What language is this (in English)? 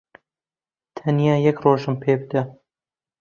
Central Kurdish